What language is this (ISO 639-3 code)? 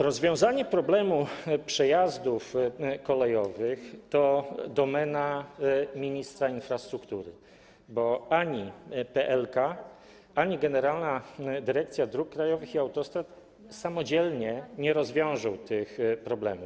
pol